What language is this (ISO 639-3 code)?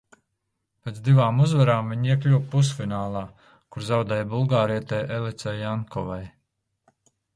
lav